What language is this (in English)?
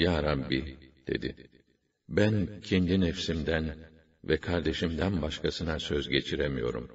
Arabic